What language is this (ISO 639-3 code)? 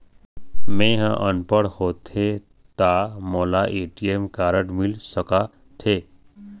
hne